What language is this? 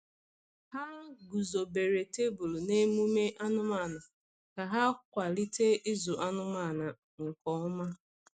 Igbo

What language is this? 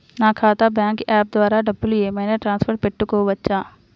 Telugu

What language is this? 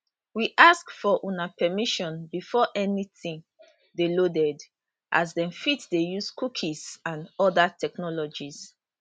Nigerian Pidgin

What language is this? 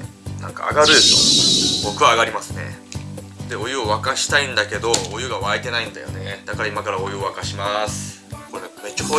Japanese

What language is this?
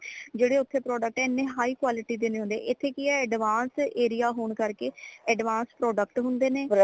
Punjabi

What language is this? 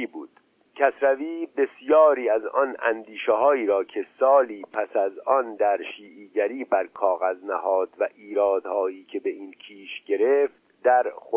Persian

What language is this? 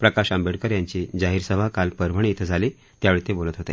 Marathi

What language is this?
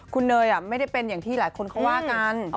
Thai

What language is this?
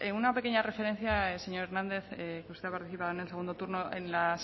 Spanish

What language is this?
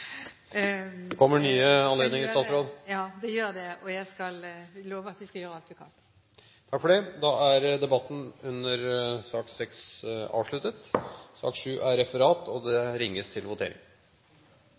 Norwegian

